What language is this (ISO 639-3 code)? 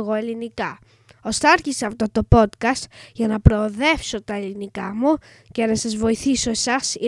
ell